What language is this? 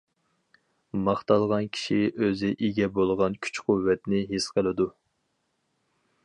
Uyghur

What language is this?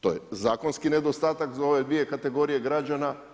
Croatian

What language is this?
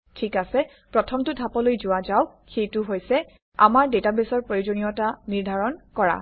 Assamese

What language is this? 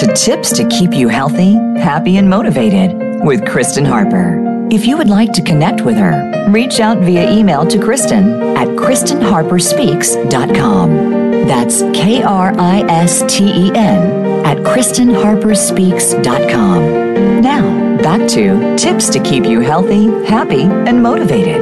English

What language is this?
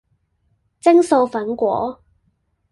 Cantonese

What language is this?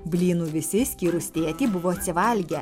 Lithuanian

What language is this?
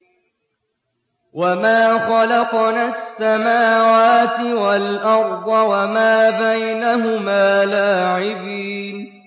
Arabic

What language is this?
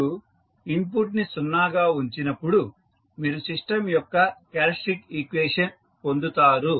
Telugu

